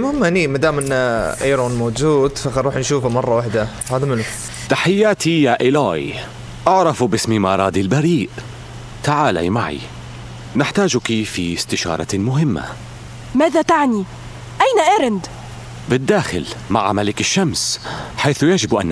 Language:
Arabic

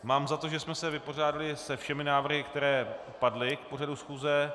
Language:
Czech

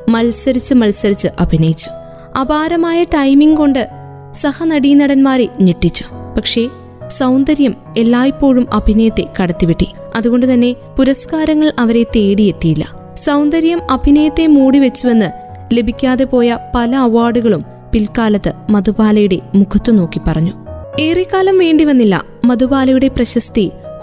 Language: Malayalam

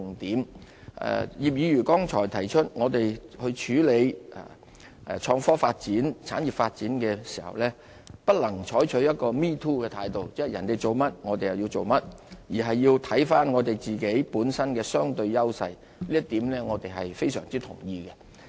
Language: Cantonese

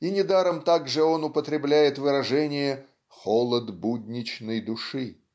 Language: Russian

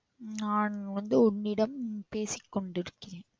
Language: Tamil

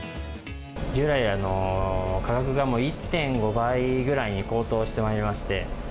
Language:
Japanese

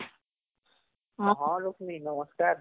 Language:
Odia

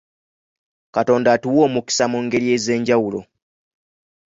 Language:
Ganda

